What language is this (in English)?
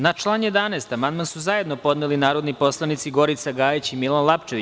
Serbian